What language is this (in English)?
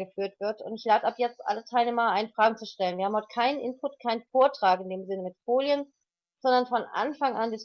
German